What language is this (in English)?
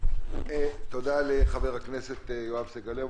Hebrew